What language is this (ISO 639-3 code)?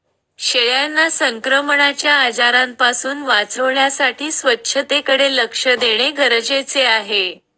mar